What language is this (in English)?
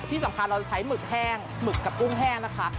Thai